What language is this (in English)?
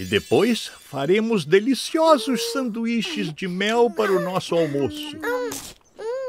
Portuguese